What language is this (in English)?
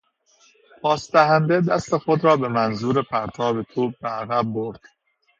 Persian